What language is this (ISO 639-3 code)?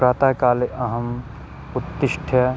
san